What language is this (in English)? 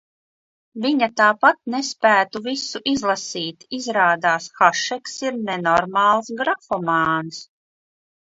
Latvian